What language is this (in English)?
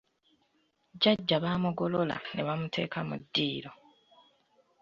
Ganda